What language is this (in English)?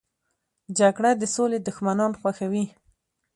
Pashto